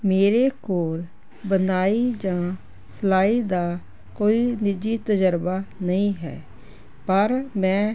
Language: Punjabi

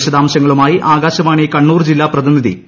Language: Malayalam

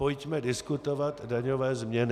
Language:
Czech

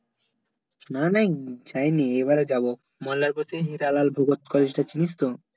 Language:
Bangla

